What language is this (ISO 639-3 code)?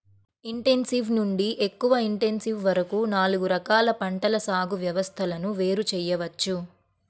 tel